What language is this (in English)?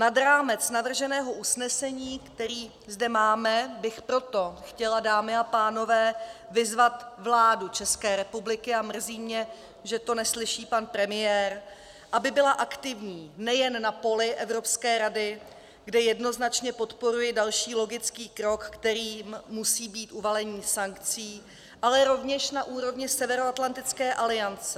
Czech